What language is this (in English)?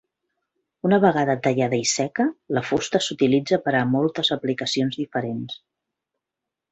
Catalan